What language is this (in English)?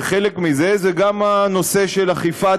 Hebrew